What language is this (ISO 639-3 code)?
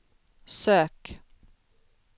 swe